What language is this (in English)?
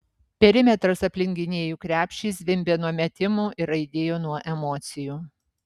Lithuanian